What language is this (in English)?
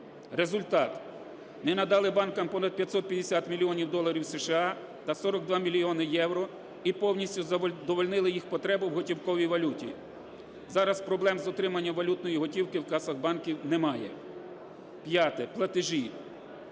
Ukrainian